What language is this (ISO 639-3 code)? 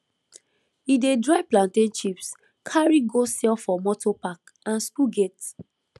pcm